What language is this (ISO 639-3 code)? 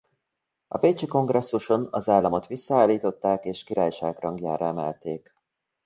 hun